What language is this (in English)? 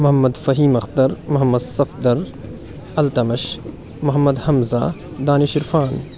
Urdu